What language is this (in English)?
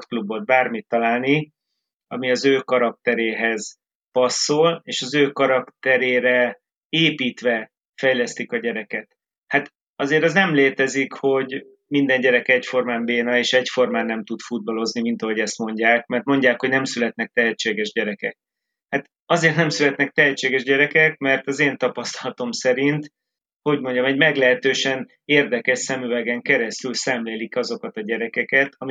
Hungarian